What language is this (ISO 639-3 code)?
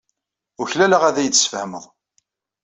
kab